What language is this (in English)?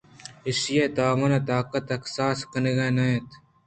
Eastern Balochi